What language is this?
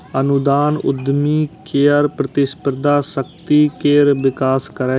Maithili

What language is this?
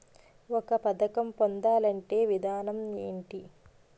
Telugu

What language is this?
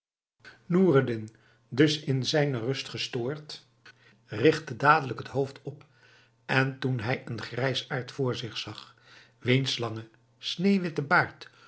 Dutch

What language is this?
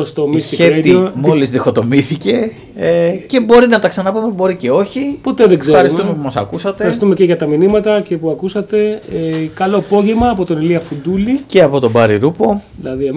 Greek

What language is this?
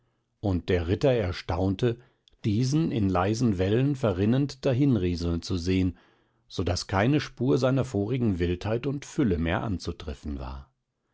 German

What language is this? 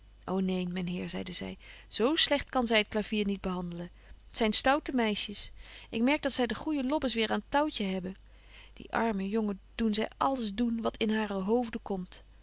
Dutch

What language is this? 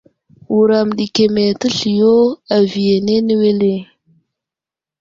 Wuzlam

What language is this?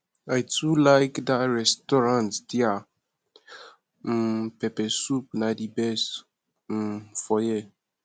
Nigerian Pidgin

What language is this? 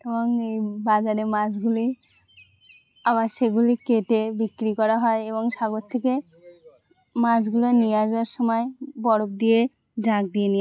Bangla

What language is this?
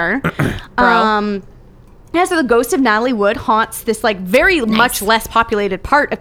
English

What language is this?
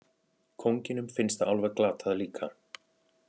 Icelandic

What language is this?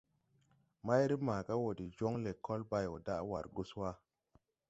Tupuri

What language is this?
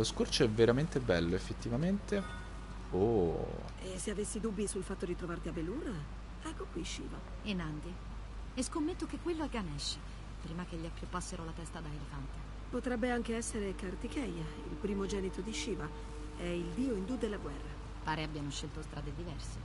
Italian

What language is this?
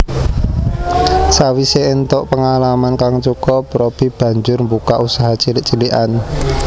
Javanese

